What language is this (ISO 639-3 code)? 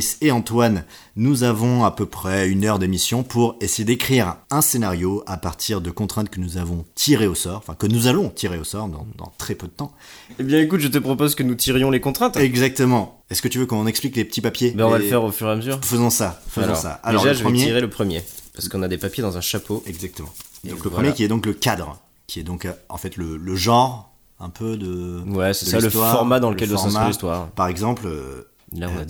fra